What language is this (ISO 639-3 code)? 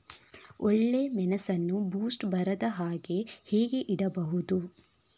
kan